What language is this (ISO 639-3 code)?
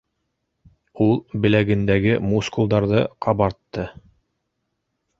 bak